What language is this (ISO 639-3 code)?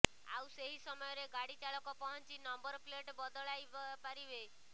ori